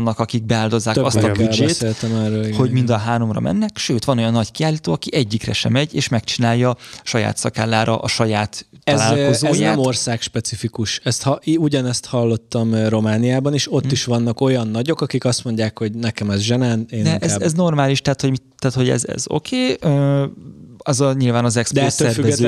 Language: Hungarian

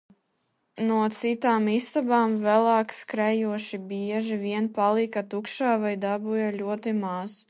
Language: Latvian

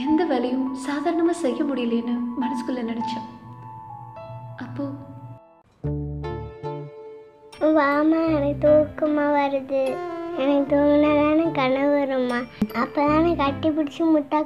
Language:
Tamil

